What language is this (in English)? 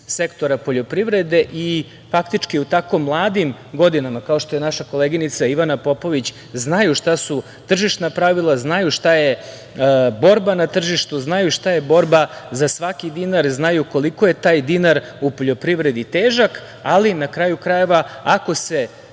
Serbian